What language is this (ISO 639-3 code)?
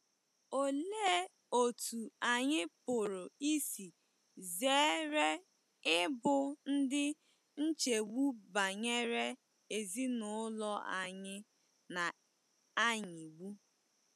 ibo